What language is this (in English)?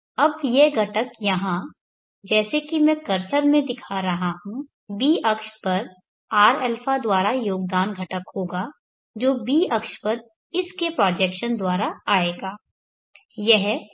Hindi